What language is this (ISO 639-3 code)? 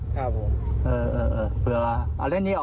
tha